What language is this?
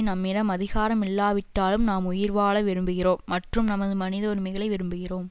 Tamil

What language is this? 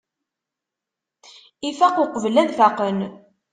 Kabyle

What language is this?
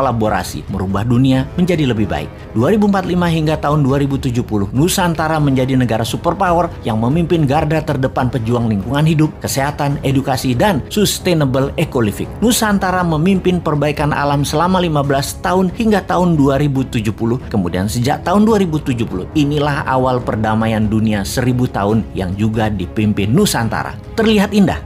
Indonesian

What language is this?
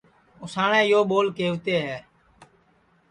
Sansi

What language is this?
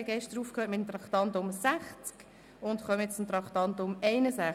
Swiss German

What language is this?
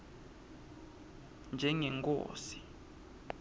Swati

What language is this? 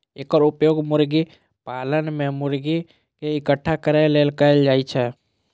Maithili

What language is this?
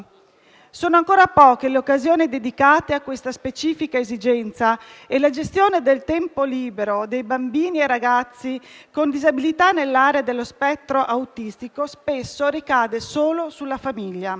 Italian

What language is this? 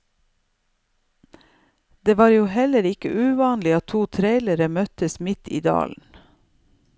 Norwegian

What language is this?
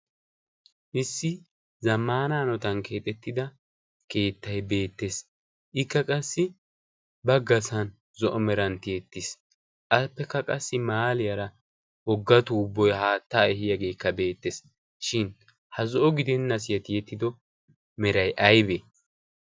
Wolaytta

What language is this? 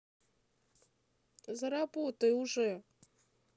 Russian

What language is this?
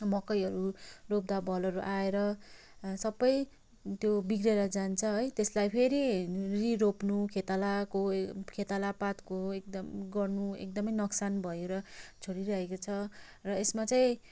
Nepali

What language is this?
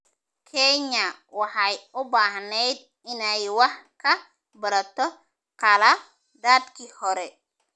Somali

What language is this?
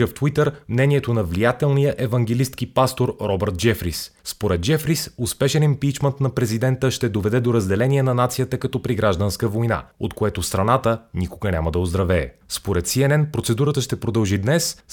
Bulgarian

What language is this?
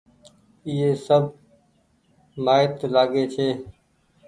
Goaria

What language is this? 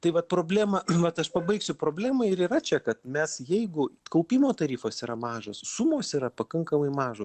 Lithuanian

